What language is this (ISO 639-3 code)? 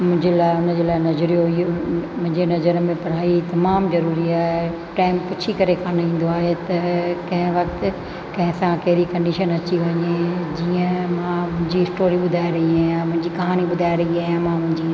snd